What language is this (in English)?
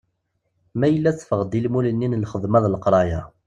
Kabyle